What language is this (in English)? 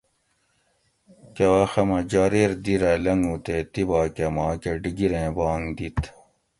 Gawri